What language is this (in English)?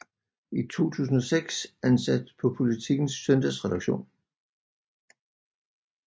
Danish